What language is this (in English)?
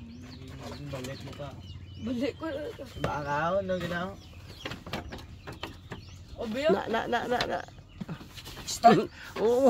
Filipino